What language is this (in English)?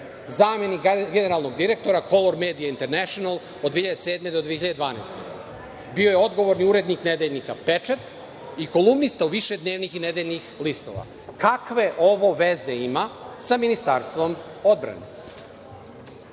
Serbian